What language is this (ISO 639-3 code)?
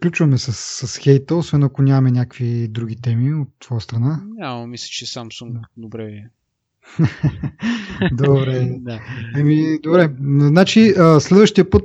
bul